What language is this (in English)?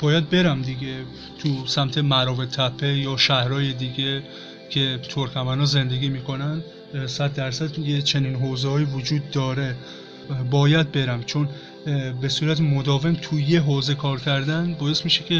Persian